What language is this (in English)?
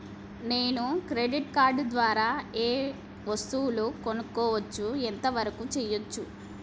Telugu